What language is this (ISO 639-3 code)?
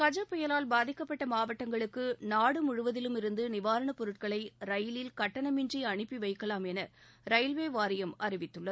tam